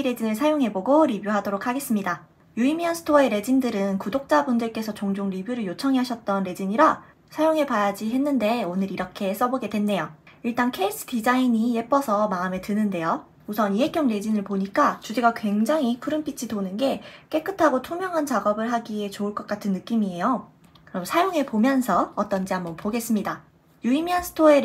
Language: Korean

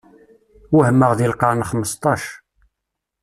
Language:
Kabyle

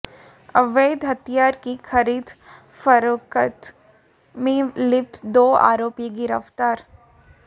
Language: Hindi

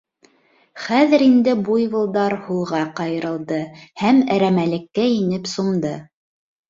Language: Bashkir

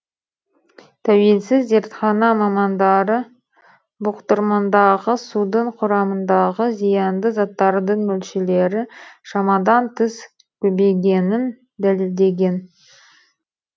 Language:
Kazakh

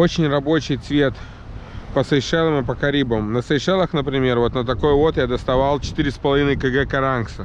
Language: Russian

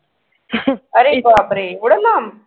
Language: Marathi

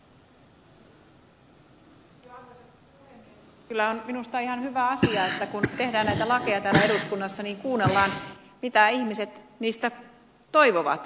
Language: Finnish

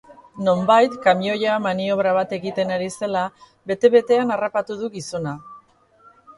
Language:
Basque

